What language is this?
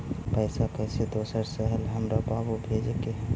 Magahi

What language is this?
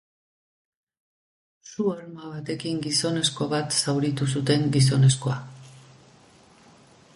Basque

